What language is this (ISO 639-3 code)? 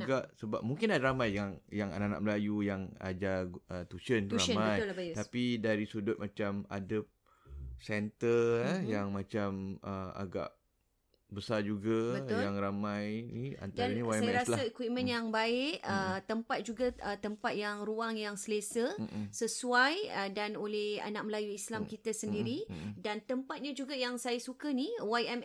msa